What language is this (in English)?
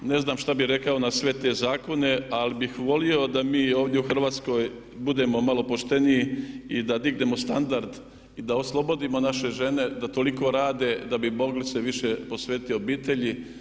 Croatian